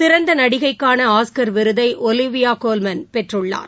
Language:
Tamil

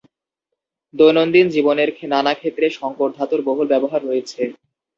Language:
Bangla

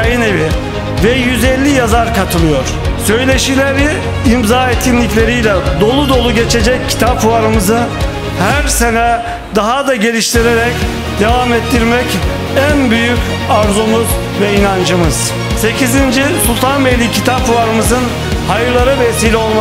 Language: Turkish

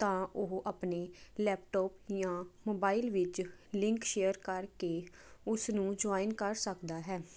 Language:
Punjabi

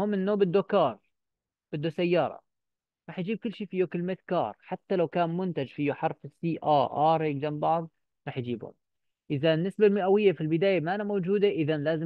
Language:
Arabic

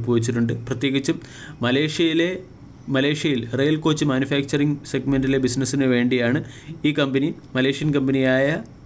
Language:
Malayalam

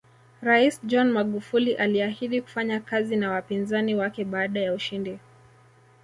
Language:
Swahili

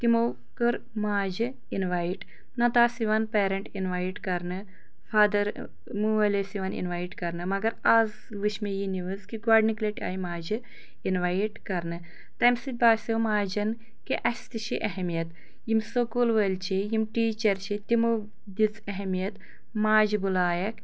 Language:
Kashmiri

